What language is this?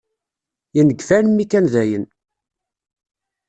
Kabyle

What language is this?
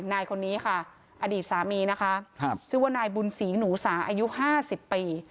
Thai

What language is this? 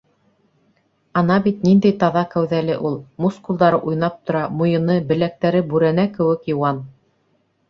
Bashkir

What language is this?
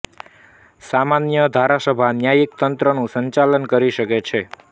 Gujarati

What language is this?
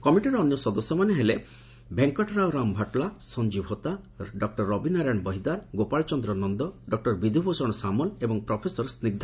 Odia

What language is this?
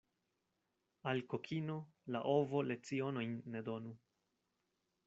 Esperanto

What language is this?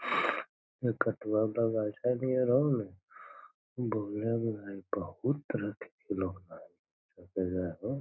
Magahi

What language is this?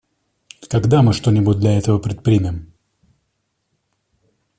Russian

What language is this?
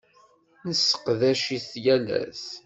Kabyle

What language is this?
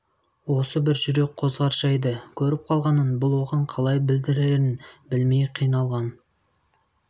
Kazakh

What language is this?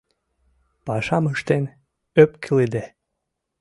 Mari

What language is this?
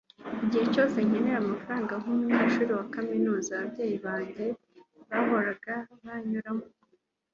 Kinyarwanda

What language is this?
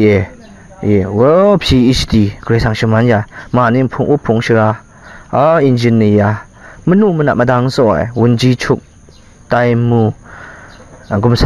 Thai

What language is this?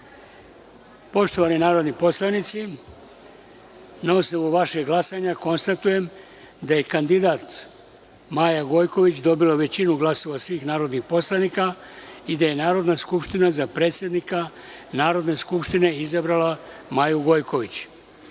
Serbian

